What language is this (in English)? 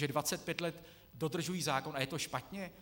Czech